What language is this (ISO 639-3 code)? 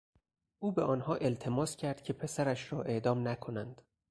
fas